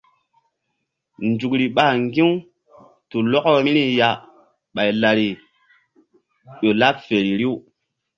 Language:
Mbum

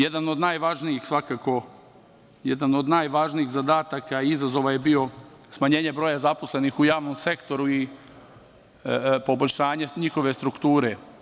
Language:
Serbian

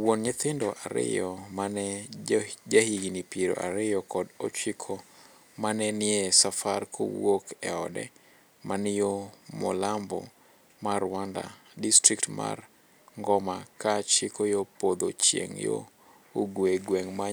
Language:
Luo (Kenya and Tanzania)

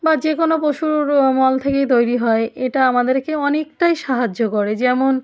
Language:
Bangla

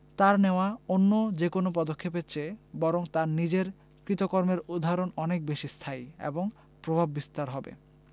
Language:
Bangla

